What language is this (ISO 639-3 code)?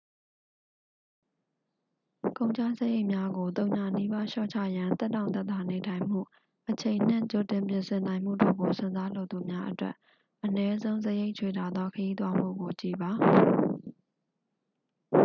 mya